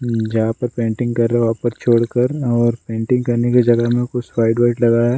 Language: Hindi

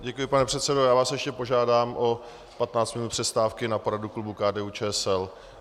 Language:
Czech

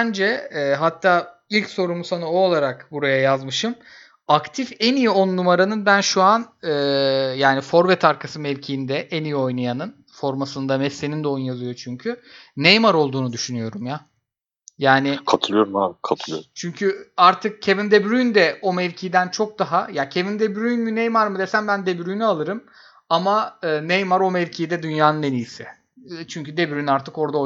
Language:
Turkish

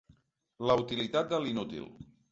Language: Catalan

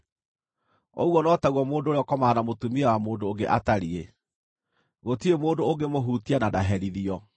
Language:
Kikuyu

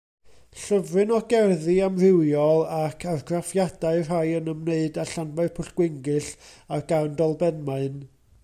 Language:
Welsh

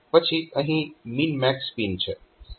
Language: Gujarati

